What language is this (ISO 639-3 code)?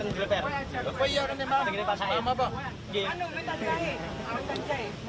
ind